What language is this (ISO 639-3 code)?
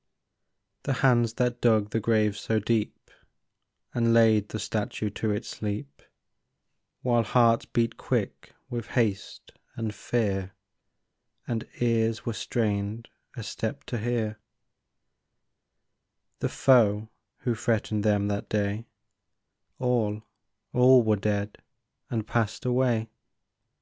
eng